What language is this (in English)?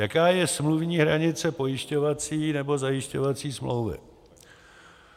Czech